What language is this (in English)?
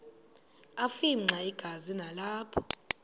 Xhosa